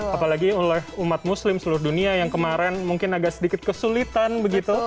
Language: Indonesian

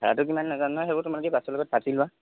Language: Assamese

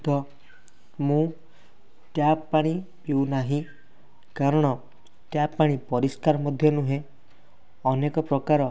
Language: Odia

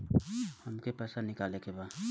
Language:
Bhojpuri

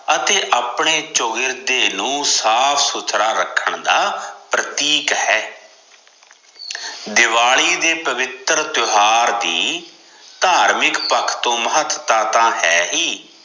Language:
Punjabi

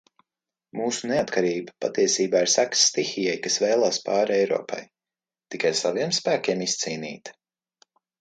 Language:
Latvian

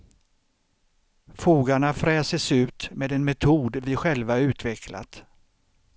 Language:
Swedish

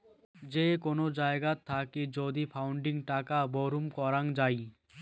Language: Bangla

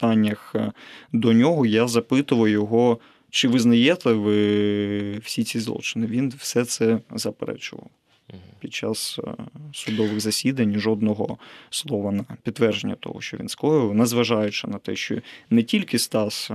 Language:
Ukrainian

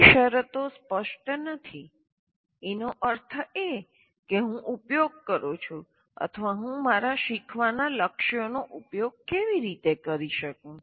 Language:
Gujarati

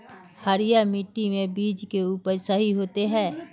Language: Magahi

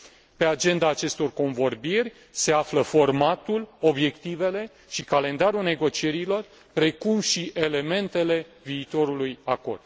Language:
Romanian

